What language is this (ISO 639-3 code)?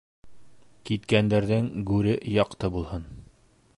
bak